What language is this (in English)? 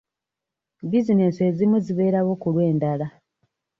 Ganda